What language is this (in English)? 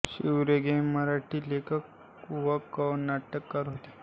Marathi